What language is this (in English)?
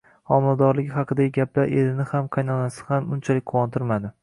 Uzbek